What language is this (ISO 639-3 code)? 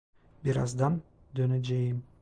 tur